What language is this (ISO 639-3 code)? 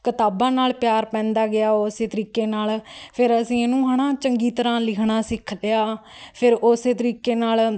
pan